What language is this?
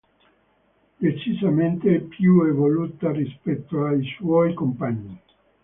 Italian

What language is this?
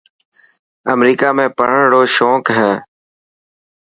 Dhatki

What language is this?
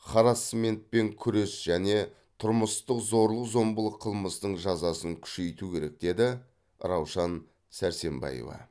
Kazakh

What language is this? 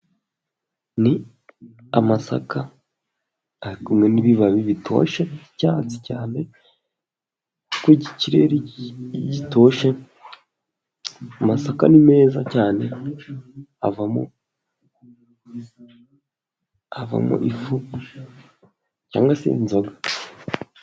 Kinyarwanda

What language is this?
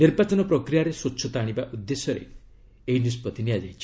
Odia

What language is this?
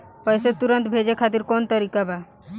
Bhojpuri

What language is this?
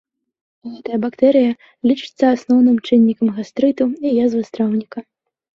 Belarusian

